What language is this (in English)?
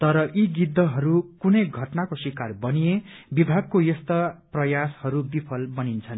Nepali